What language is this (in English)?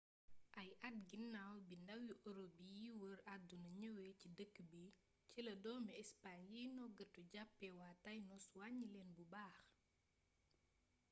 Wolof